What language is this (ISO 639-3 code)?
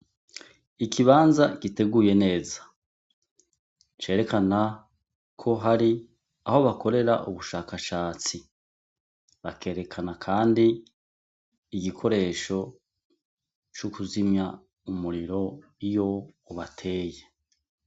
run